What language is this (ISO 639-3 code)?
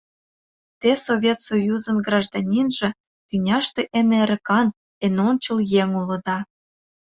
chm